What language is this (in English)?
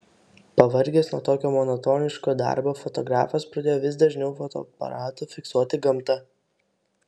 Lithuanian